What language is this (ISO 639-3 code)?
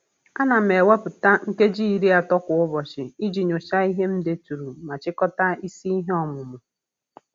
ibo